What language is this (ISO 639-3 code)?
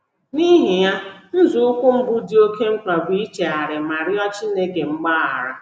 ibo